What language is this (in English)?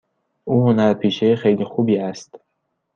Persian